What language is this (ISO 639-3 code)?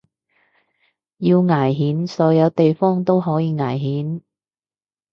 yue